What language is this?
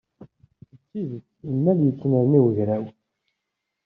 Kabyle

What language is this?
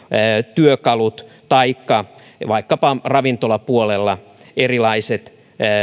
Finnish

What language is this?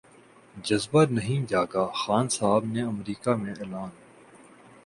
Urdu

